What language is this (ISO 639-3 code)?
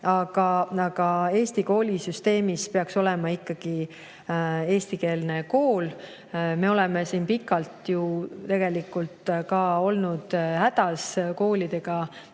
est